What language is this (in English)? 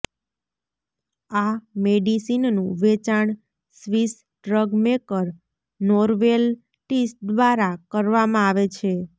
Gujarati